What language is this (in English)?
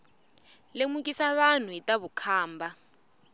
Tsonga